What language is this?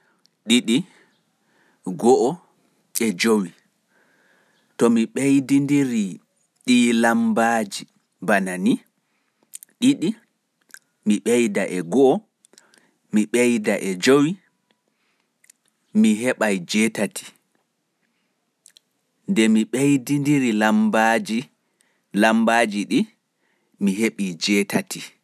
Fula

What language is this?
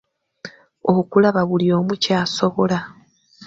Ganda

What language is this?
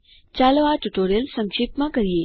Gujarati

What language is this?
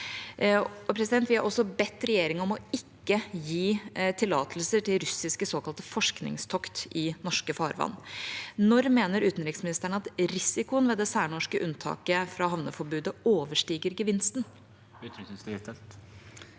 Norwegian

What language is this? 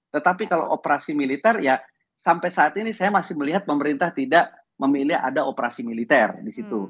Indonesian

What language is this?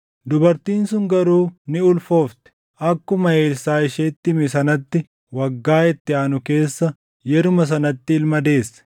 Oromo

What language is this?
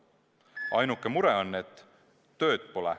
Estonian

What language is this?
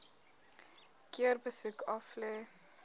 Afrikaans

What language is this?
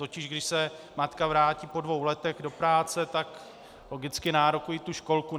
Czech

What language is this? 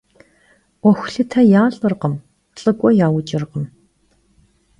Kabardian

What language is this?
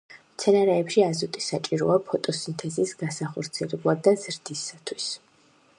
Georgian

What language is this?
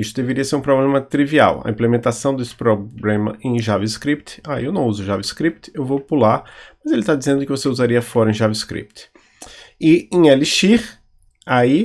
Portuguese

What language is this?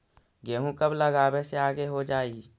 Magahi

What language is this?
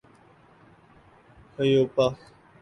Urdu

